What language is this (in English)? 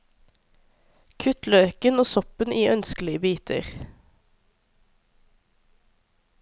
Norwegian